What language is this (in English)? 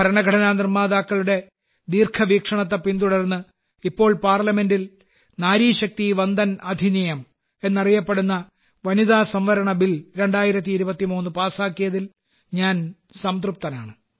Malayalam